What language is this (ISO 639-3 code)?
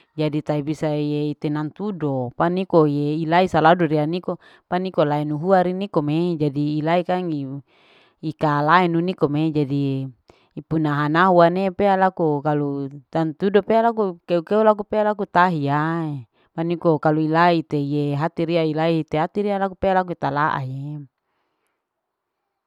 alo